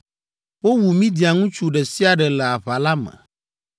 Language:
Ewe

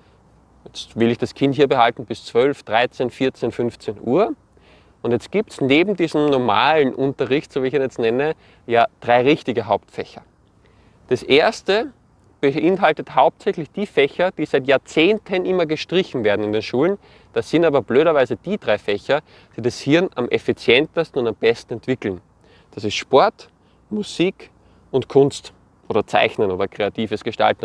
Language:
German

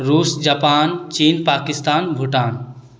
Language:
Maithili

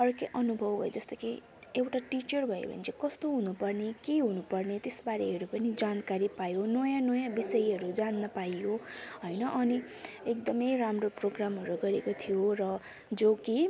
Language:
Nepali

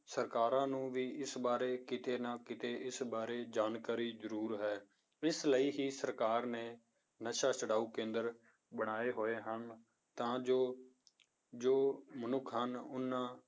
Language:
Punjabi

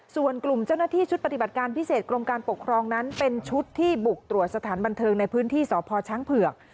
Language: Thai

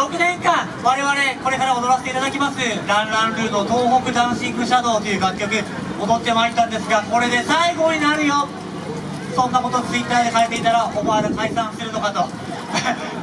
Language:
Japanese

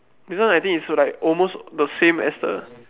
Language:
English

